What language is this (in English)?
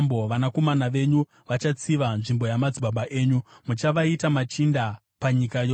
Shona